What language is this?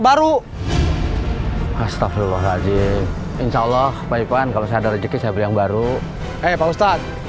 Indonesian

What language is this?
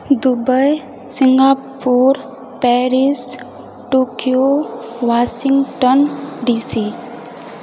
Maithili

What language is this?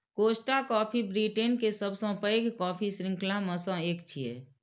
Maithili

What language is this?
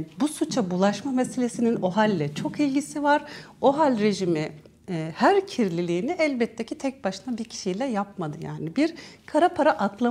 Turkish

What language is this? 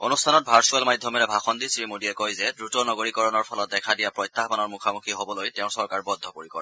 Assamese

